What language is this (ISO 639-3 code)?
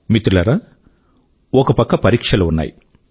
tel